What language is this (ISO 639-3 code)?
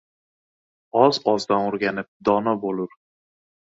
uzb